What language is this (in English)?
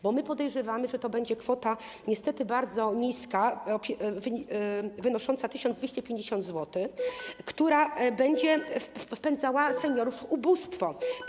Polish